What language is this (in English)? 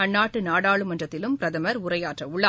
Tamil